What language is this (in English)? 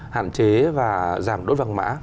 Vietnamese